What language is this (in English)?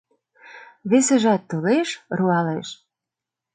Mari